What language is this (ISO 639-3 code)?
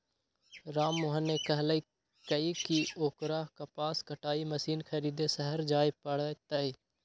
mag